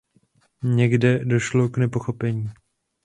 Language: Czech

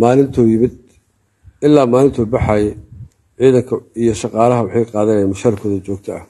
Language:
Arabic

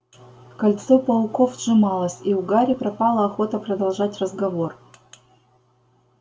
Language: Russian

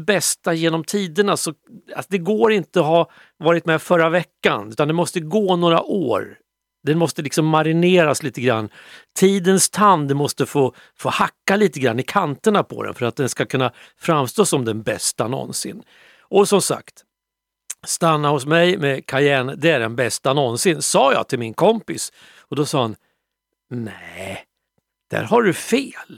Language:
Swedish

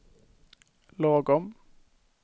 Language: Swedish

